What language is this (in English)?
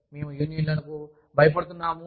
Telugu